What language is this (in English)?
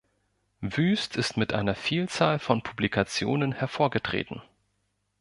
German